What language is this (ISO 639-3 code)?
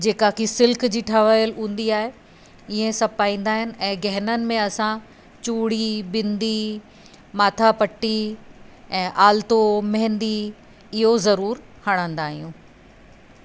snd